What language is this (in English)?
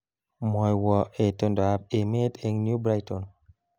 Kalenjin